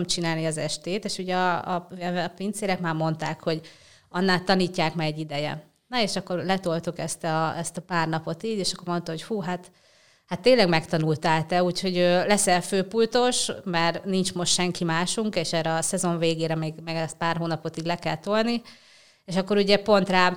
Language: Hungarian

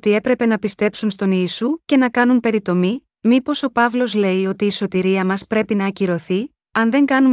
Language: Greek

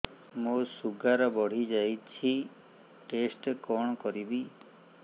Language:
Odia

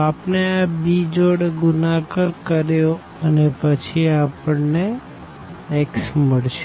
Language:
Gujarati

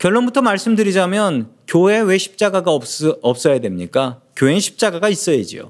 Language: Korean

